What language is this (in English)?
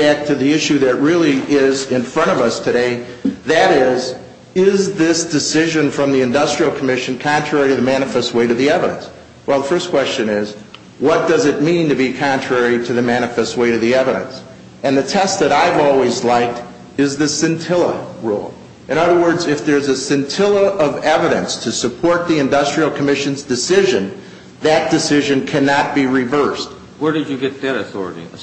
English